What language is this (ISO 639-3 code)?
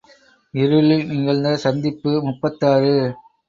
tam